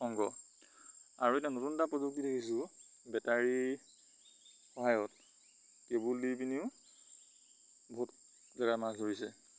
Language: Assamese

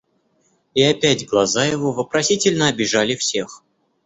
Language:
Russian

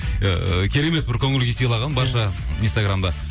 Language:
Kazakh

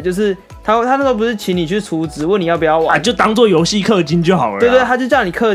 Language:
Chinese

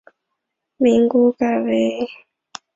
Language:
Chinese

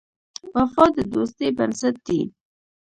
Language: Pashto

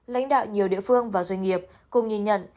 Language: Vietnamese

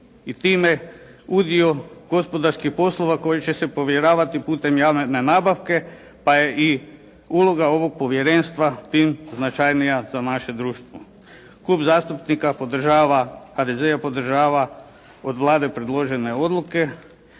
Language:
Croatian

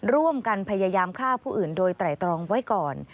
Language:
Thai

